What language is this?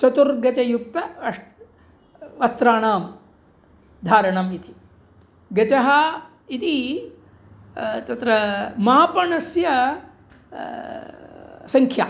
Sanskrit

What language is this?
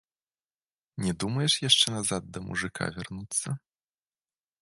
Belarusian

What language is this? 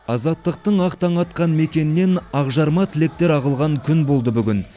Kazakh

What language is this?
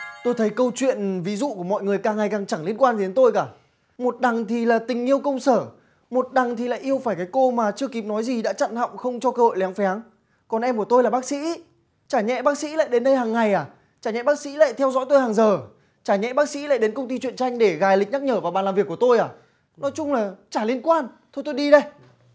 Vietnamese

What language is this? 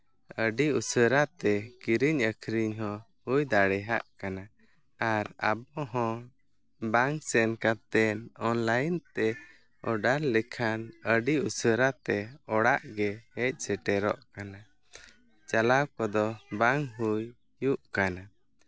Santali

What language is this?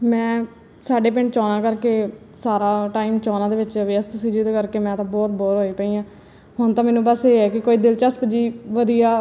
Punjabi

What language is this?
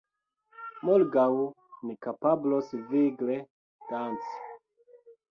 Esperanto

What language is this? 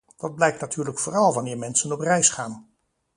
Dutch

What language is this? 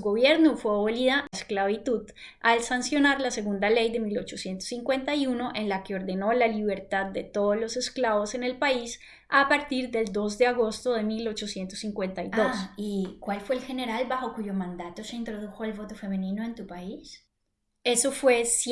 Spanish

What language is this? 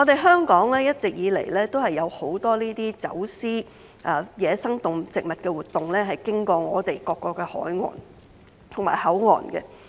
Cantonese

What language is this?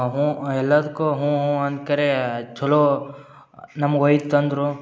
Kannada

